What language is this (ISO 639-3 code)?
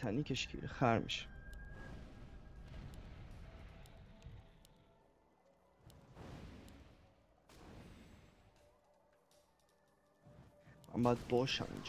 fas